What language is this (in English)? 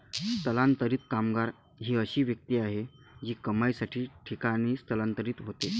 Marathi